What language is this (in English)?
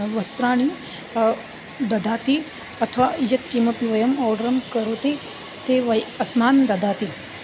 Sanskrit